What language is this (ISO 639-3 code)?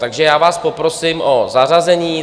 ces